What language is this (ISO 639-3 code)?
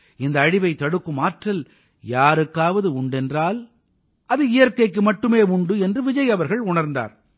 tam